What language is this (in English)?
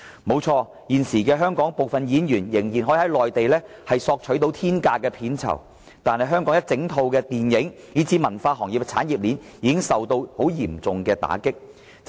Cantonese